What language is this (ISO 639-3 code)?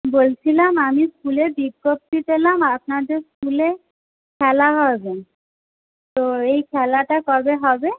ben